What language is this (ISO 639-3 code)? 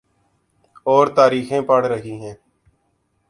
urd